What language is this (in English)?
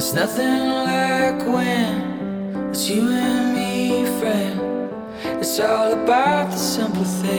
Chinese